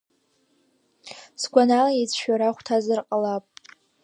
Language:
Abkhazian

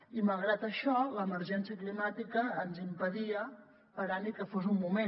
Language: Catalan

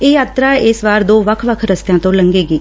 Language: Punjabi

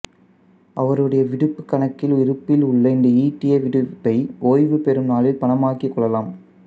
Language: Tamil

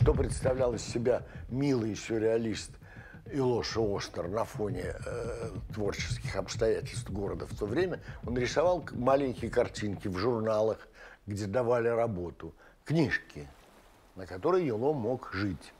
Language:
Russian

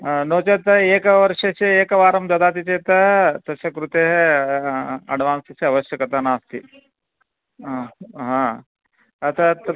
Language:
Sanskrit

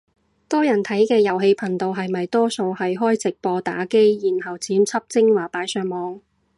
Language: Cantonese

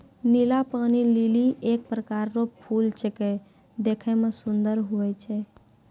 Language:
Maithili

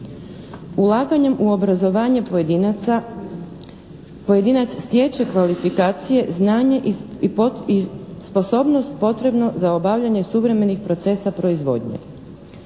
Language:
Croatian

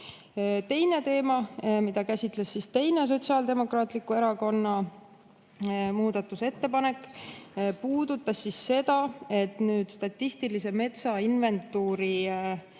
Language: Estonian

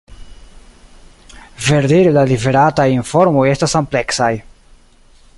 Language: Esperanto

